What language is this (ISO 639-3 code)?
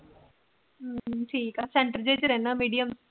pan